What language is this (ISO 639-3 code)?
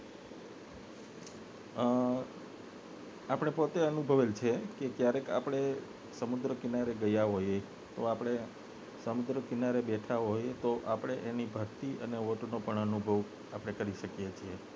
guj